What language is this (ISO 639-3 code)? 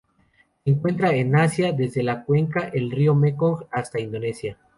spa